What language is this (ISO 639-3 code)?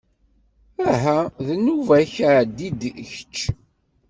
kab